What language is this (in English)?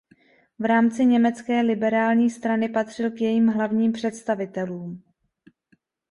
Czech